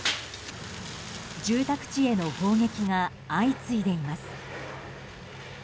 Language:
Japanese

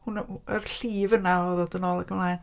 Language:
Welsh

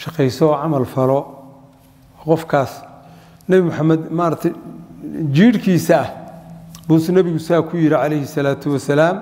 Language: Arabic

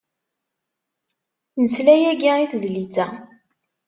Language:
Kabyle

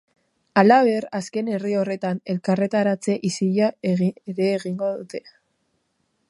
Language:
Basque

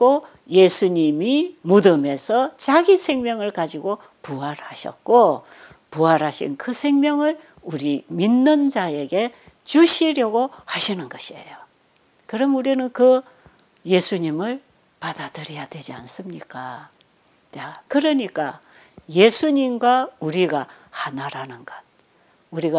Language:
Korean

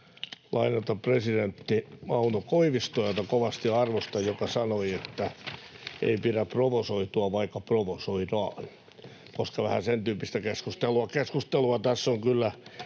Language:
Finnish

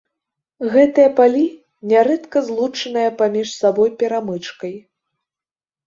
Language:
Belarusian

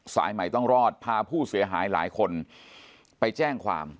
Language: Thai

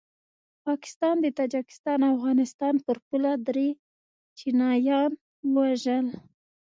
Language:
Pashto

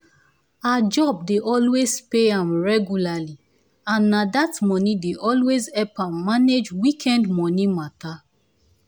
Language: Nigerian Pidgin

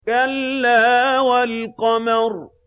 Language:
Arabic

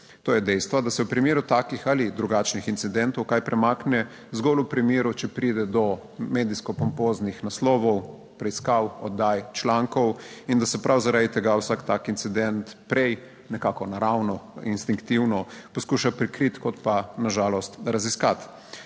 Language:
Slovenian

